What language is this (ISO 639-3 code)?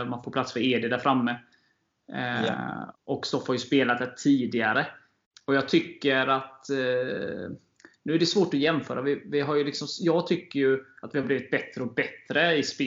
swe